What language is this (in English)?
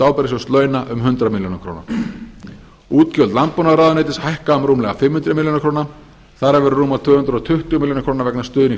Icelandic